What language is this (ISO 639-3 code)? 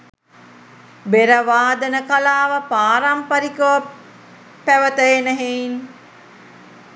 sin